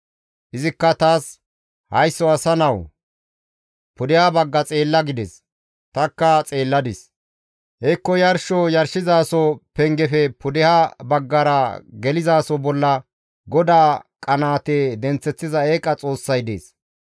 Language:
Gamo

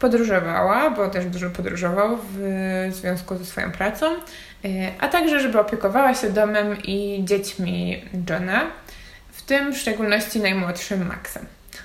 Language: Polish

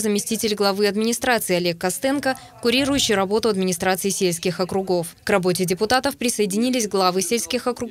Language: Russian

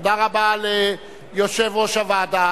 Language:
Hebrew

